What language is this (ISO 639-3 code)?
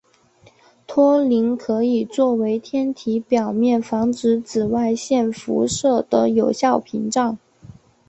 zho